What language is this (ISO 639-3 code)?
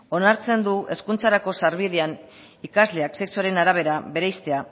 eus